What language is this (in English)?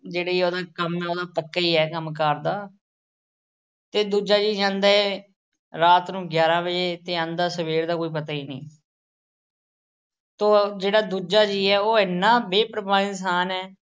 Punjabi